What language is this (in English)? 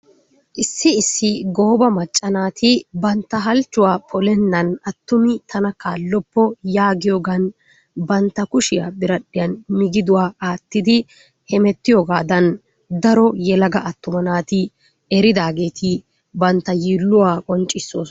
Wolaytta